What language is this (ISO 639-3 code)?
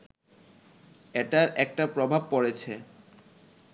ben